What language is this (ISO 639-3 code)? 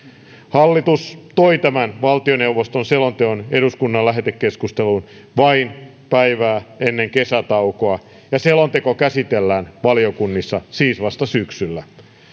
fin